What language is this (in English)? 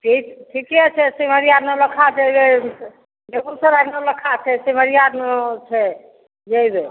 Maithili